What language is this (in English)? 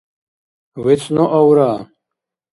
Dargwa